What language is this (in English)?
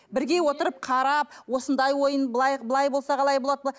Kazakh